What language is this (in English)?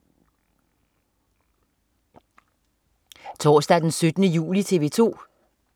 Danish